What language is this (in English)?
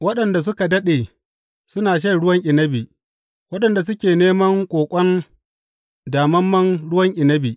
Hausa